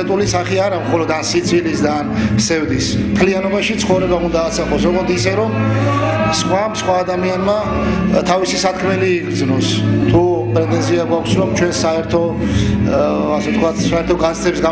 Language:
Russian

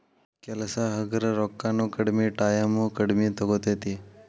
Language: Kannada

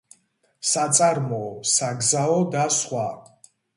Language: Georgian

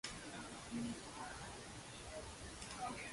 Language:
Latvian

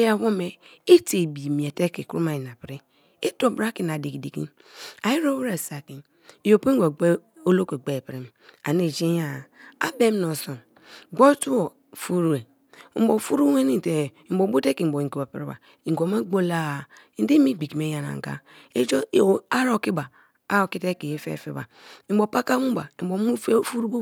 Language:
Kalabari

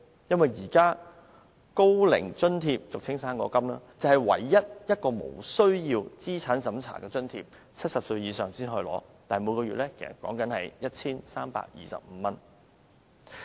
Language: Cantonese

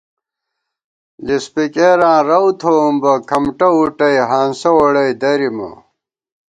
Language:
Gawar-Bati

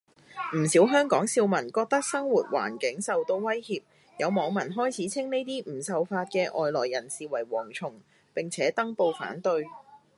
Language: Cantonese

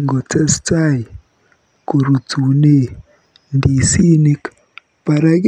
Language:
Kalenjin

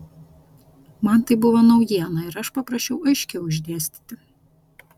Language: Lithuanian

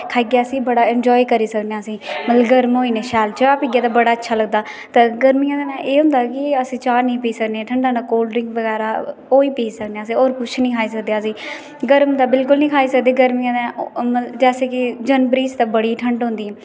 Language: Dogri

